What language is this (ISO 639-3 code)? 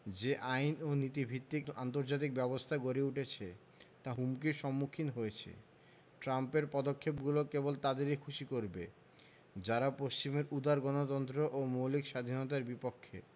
ben